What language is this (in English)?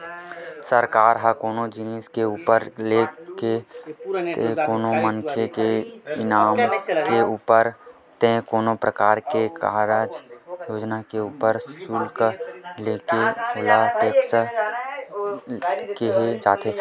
Chhattisgarhi